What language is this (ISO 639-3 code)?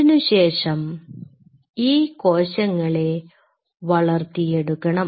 mal